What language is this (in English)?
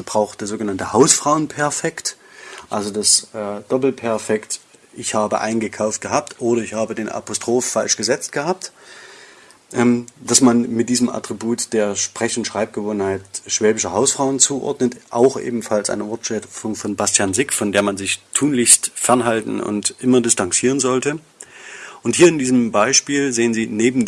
German